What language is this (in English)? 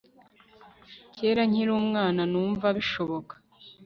Kinyarwanda